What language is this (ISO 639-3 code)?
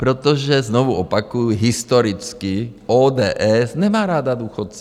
ces